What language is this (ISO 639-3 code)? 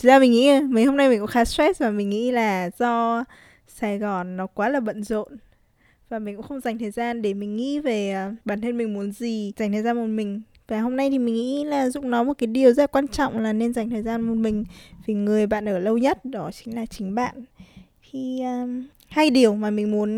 vie